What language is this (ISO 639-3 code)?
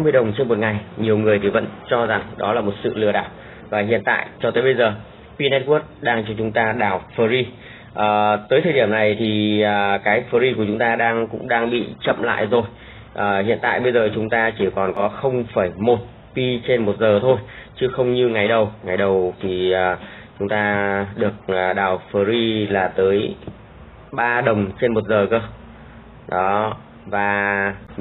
vie